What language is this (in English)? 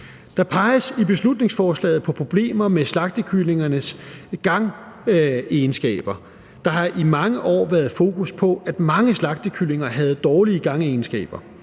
Danish